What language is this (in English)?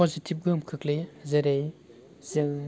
Bodo